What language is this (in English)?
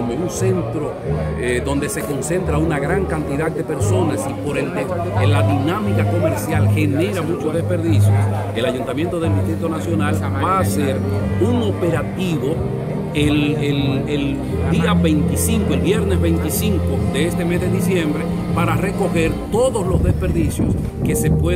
Spanish